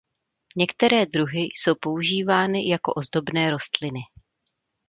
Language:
Czech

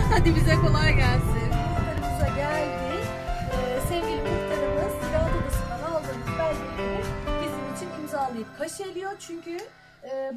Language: Turkish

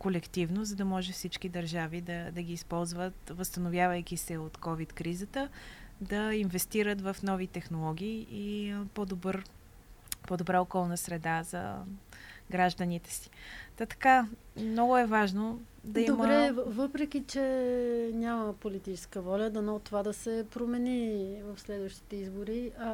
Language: Bulgarian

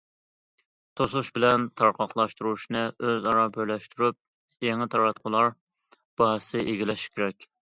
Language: Uyghur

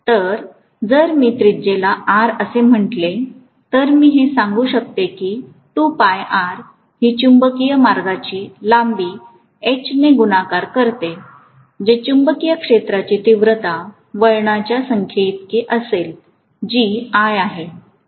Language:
Marathi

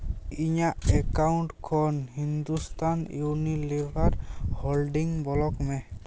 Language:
Santali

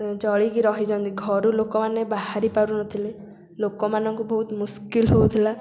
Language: Odia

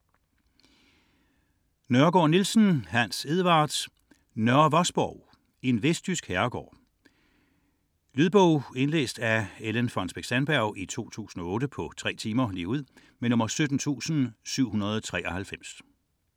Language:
Danish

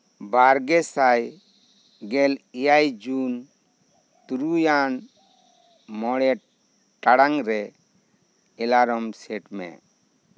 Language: Santali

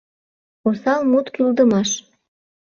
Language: Mari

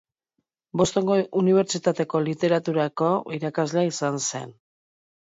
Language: Basque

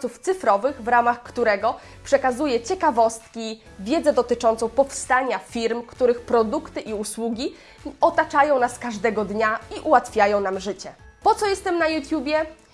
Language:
Polish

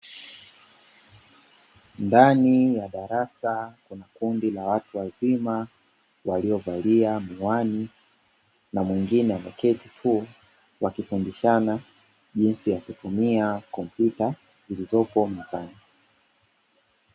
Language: Swahili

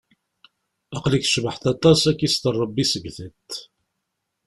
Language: Kabyle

